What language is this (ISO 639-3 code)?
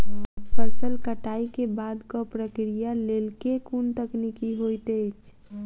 mai